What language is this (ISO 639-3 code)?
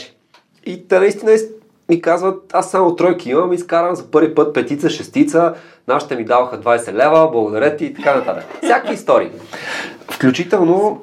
bul